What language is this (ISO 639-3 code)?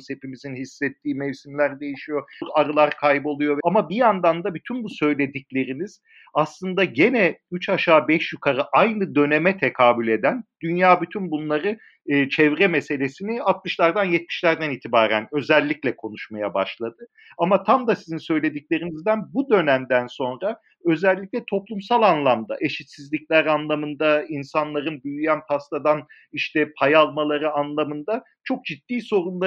tur